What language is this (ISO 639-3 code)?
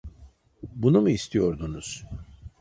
tur